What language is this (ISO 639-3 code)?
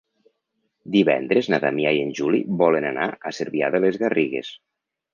cat